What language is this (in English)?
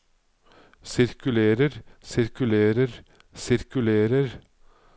Norwegian